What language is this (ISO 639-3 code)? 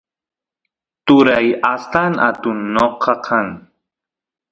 qus